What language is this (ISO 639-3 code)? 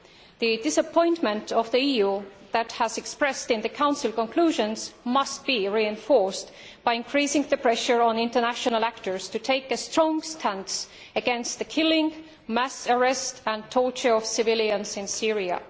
eng